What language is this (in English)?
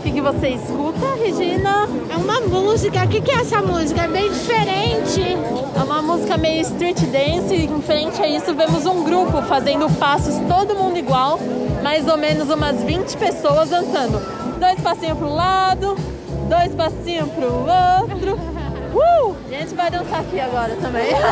Portuguese